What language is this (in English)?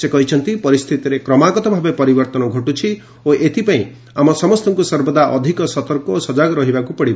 Odia